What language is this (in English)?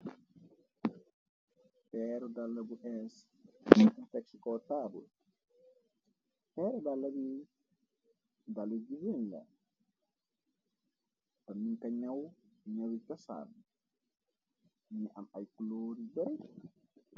Wolof